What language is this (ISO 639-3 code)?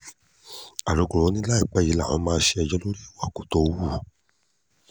yor